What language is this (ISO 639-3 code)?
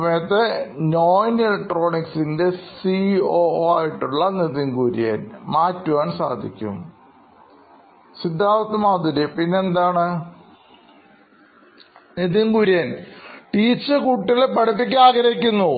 mal